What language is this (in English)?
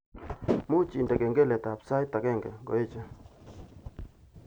Kalenjin